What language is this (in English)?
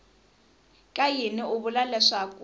Tsonga